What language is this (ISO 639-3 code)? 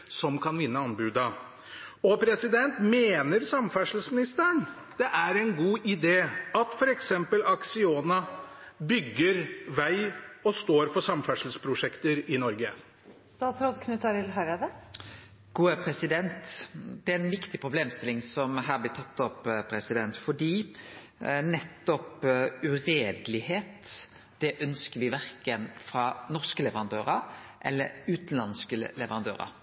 nor